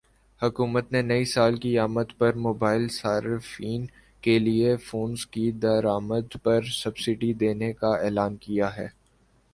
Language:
Urdu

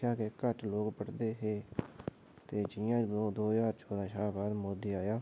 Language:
Dogri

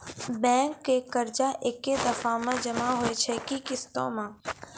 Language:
Maithili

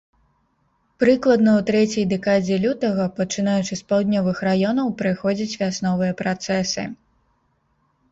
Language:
Belarusian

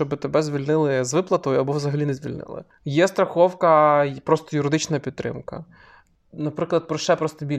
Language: Ukrainian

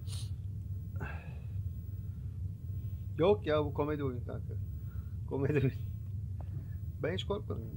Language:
Turkish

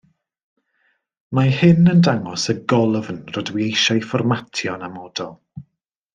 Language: Welsh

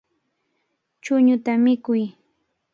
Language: Cajatambo North Lima Quechua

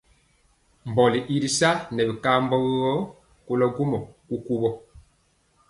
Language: Mpiemo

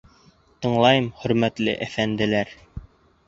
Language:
Bashkir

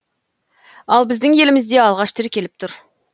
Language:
Kazakh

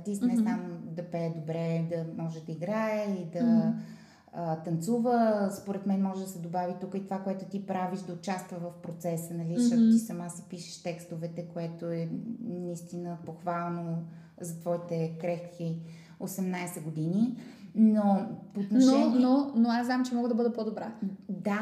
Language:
Bulgarian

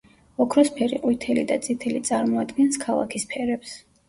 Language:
Georgian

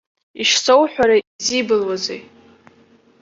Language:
Abkhazian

